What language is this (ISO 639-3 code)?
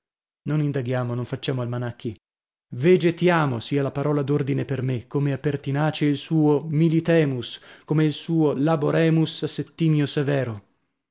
ita